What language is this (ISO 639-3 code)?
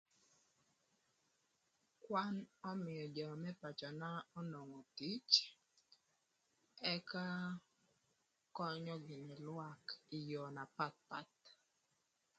lth